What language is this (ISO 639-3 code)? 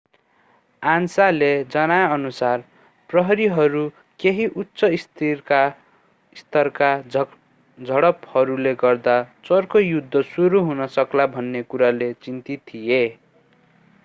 nep